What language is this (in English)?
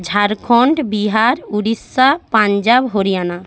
Bangla